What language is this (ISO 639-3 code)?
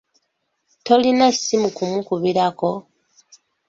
lug